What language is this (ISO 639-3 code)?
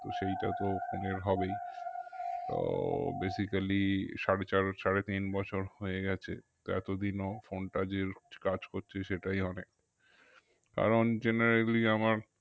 ben